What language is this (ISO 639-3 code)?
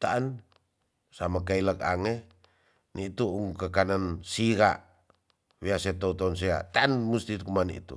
txs